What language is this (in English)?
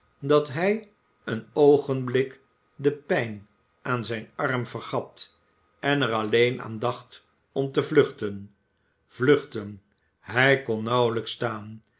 Dutch